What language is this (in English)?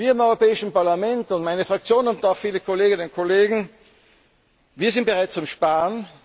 German